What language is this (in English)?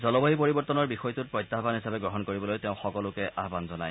Assamese